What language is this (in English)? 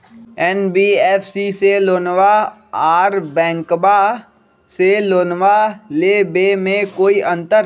Magahi